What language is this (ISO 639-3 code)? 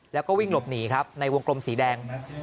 tha